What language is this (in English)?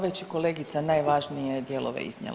Croatian